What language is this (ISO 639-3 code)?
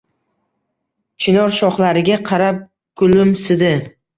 uzb